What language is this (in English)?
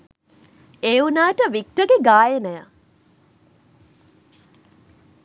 Sinhala